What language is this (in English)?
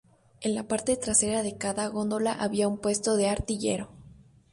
Spanish